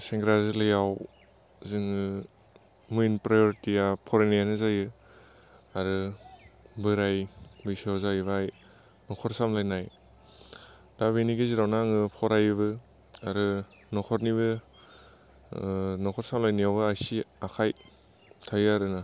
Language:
Bodo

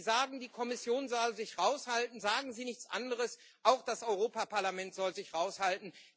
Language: German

